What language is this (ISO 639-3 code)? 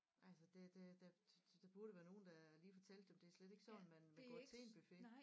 dan